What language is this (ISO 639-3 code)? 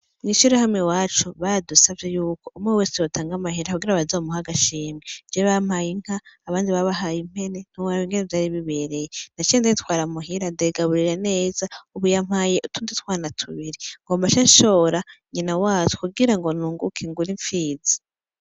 run